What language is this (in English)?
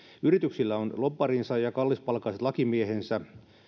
Finnish